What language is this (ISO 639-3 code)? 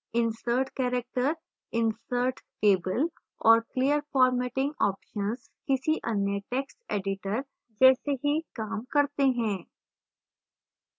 hin